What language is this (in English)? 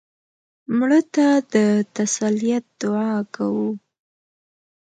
Pashto